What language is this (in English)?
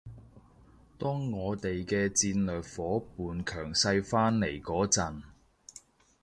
Cantonese